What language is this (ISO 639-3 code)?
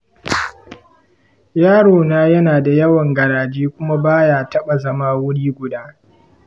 hau